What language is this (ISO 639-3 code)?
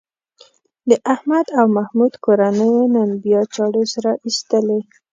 pus